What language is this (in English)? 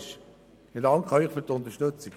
Swiss German